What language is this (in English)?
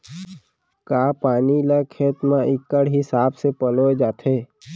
Chhattisgarhi